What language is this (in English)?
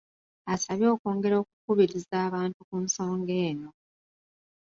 Ganda